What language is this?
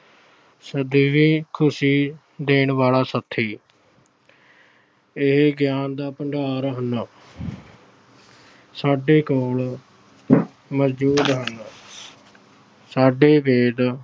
Punjabi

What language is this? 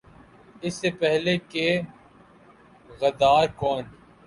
Urdu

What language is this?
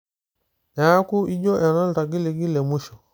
Masai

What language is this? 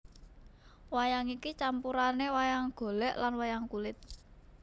Javanese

